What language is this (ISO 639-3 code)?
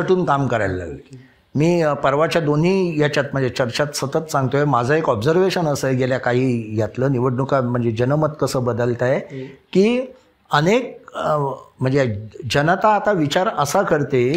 mar